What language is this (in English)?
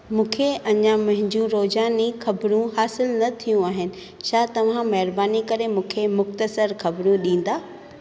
Sindhi